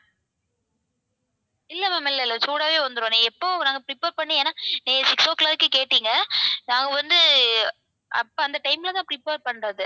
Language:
Tamil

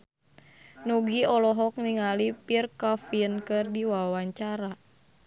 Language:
Sundanese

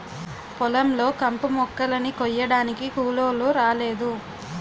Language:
Telugu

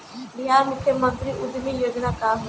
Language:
Bhojpuri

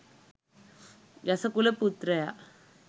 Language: Sinhala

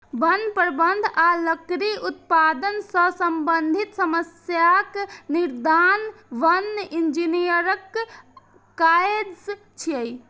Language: Maithili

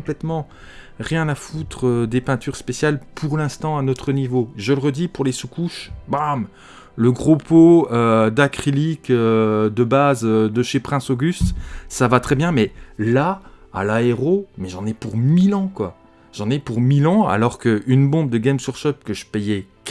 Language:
French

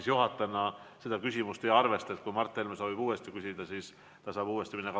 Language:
Estonian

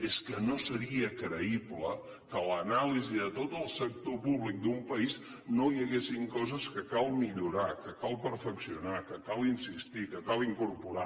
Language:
Catalan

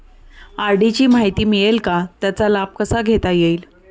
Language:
Marathi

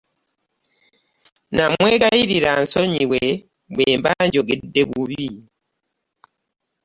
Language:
Ganda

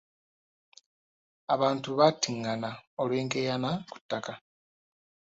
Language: Ganda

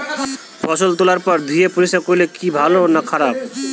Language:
Bangla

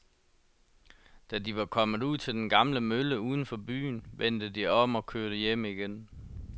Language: Danish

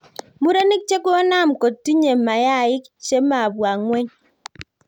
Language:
Kalenjin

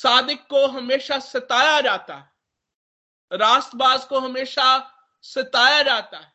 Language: Hindi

